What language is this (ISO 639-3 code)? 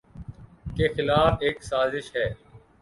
urd